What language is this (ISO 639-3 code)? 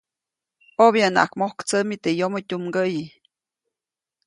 zoc